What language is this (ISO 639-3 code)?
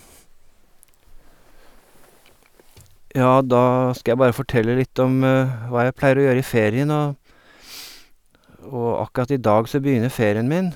nor